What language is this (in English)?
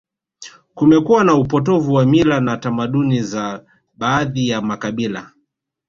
Swahili